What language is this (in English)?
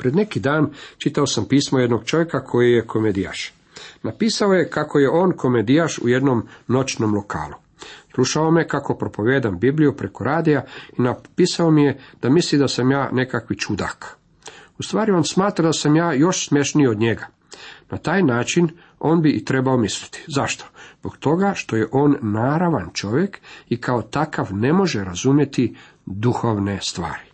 Croatian